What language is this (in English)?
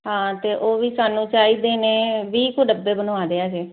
Punjabi